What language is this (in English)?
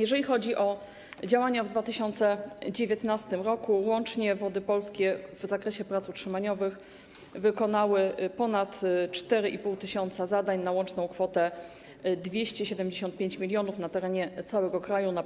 Polish